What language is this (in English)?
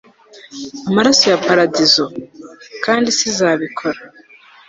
Kinyarwanda